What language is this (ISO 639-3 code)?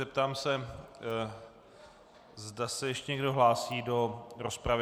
ces